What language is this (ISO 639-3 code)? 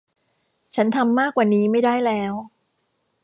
tha